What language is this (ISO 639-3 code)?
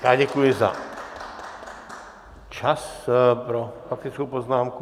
ces